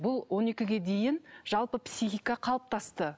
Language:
Kazakh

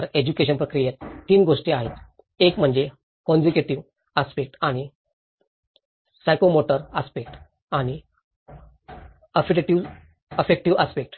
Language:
Marathi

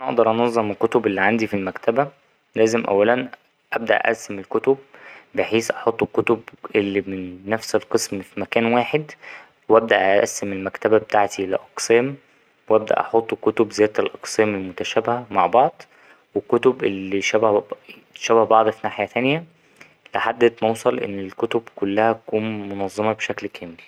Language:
Egyptian Arabic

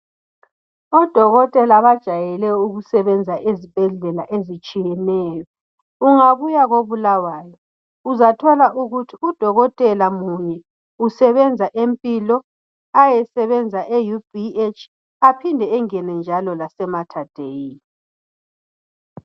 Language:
North Ndebele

